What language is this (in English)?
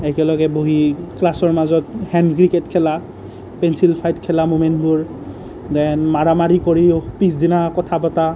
Assamese